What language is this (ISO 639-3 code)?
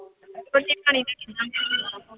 pan